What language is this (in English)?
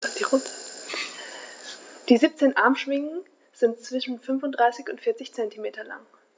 German